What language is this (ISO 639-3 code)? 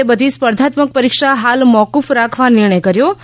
guj